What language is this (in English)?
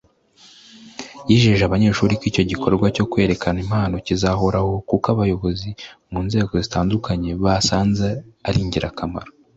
Kinyarwanda